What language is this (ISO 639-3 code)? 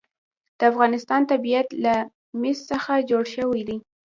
pus